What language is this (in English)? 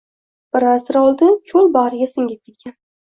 Uzbek